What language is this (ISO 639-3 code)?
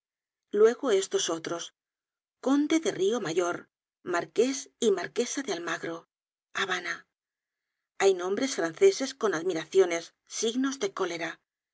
spa